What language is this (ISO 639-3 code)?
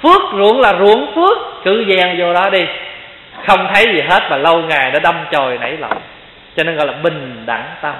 vie